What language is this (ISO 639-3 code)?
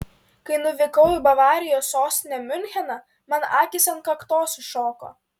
lit